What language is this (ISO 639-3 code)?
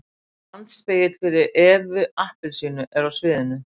isl